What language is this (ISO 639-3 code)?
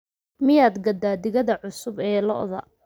som